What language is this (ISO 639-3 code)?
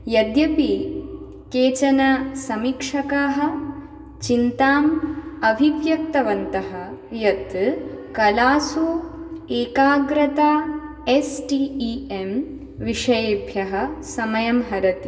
san